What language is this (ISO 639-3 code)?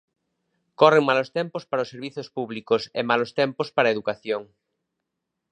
glg